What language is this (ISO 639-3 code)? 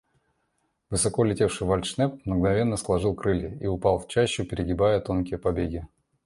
rus